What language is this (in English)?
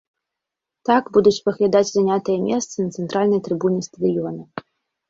Belarusian